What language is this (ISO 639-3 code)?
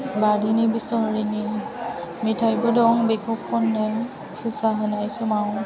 brx